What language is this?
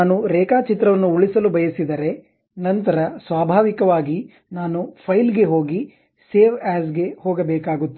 Kannada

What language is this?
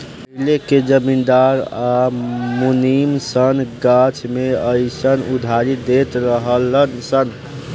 Bhojpuri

